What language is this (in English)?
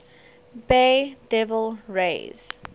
English